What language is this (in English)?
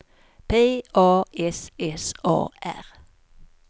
Swedish